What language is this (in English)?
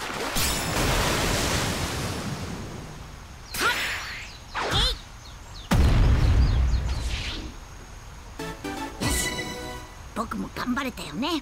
Japanese